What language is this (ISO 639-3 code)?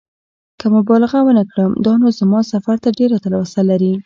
pus